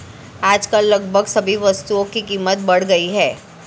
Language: Hindi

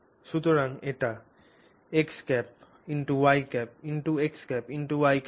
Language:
Bangla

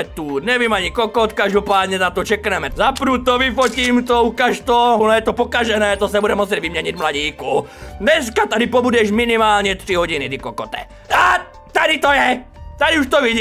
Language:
Czech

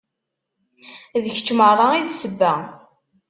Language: Kabyle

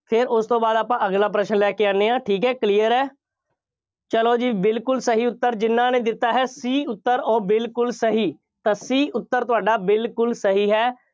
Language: Punjabi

